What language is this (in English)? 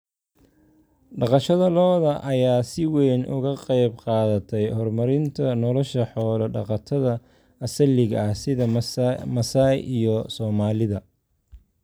Somali